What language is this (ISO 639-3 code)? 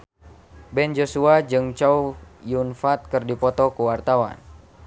sun